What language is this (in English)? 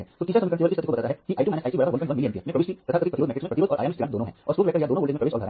Hindi